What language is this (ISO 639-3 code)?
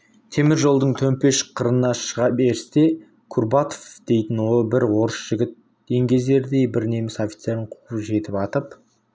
kaz